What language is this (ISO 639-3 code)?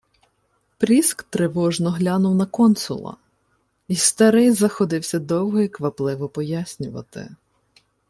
ukr